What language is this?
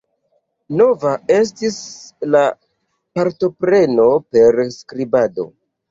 Esperanto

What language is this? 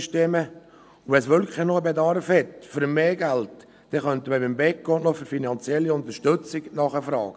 Swiss German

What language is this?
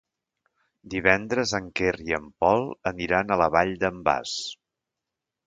Catalan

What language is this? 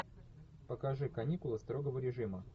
Russian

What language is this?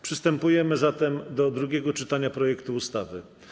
Polish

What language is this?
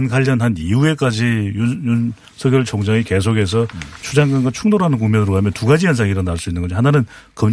Korean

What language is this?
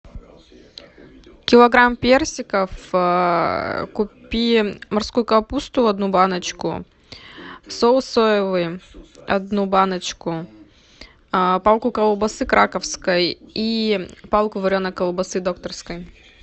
Russian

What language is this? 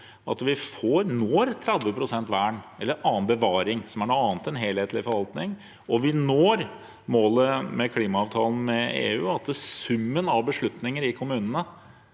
Norwegian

